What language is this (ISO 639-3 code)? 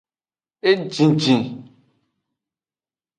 ajg